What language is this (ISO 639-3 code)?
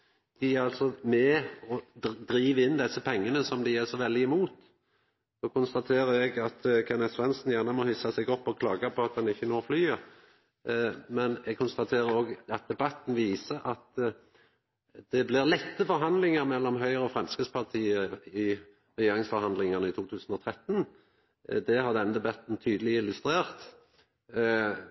nno